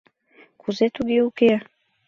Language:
Mari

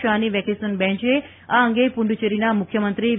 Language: Gujarati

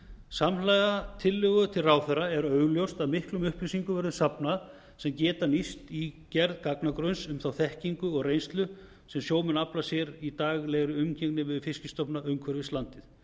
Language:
Icelandic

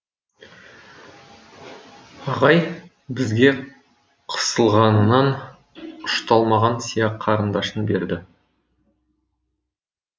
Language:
Kazakh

